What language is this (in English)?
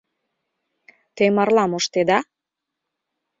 Mari